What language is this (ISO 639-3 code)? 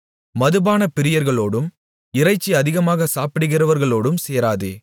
tam